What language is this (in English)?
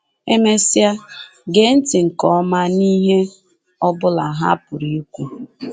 Igbo